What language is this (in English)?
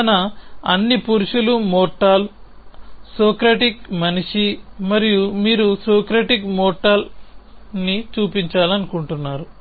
Telugu